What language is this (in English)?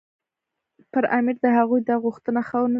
Pashto